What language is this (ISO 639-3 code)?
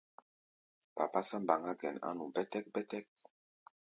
gba